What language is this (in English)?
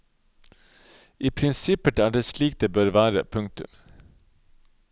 Norwegian